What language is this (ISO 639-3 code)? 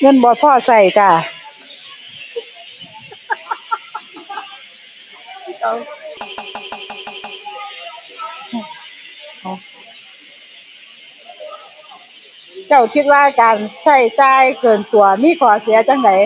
tha